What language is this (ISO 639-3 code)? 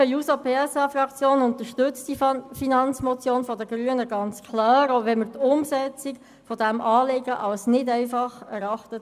gsw